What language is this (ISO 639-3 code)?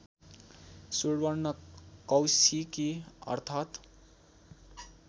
nep